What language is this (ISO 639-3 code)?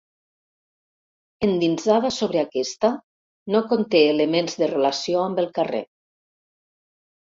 cat